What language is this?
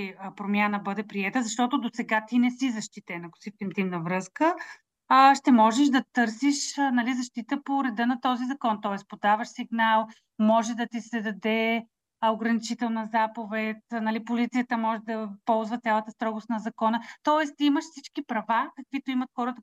Bulgarian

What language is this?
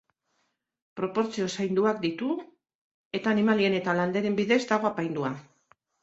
Basque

